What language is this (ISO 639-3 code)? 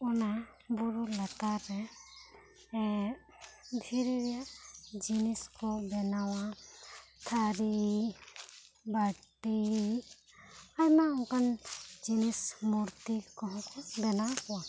sat